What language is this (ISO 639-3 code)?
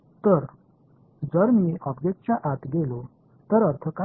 mar